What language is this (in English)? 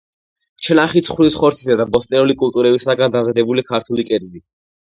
Georgian